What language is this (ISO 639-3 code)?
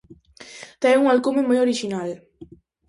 glg